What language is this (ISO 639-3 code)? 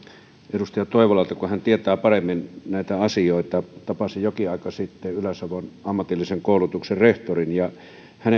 fin